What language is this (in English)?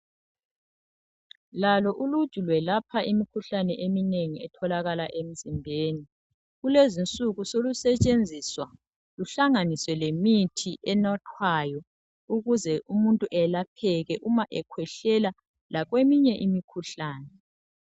North Ndebele